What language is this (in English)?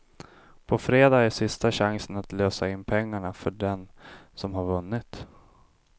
Swedish